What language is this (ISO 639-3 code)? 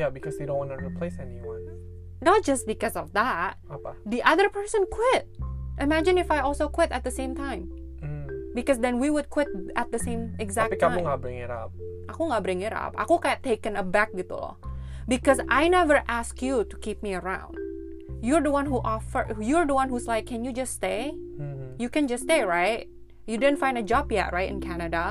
ind